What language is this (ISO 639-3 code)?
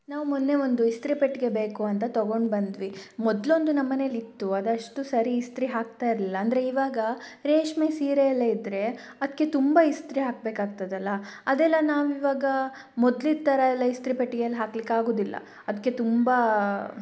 kan